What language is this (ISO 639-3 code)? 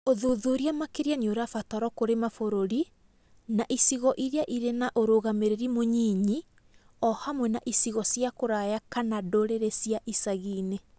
kik